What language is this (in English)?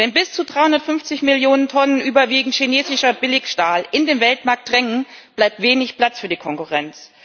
German